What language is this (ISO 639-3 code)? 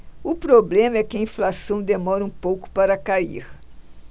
por